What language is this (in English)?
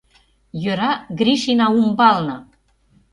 Mari